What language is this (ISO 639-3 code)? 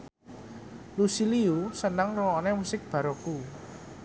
jav